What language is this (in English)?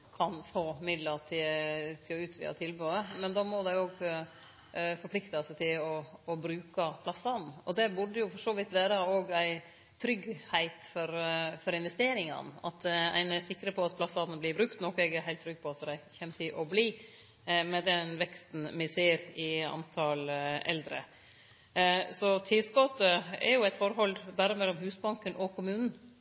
Norwegian Nynorsk